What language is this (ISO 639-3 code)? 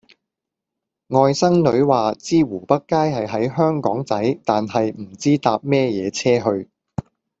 yue